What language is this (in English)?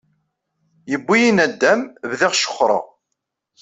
Kabyle